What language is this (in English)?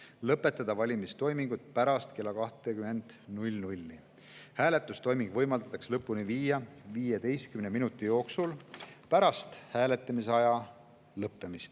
Estonian